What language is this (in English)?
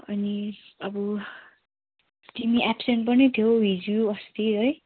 Nepali